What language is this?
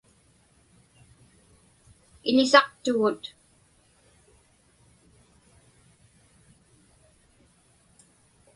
Inupiaq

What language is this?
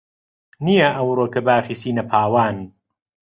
Central Kurdish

